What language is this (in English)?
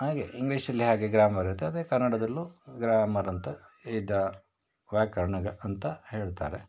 Kannada